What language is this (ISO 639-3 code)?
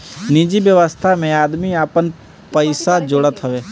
bho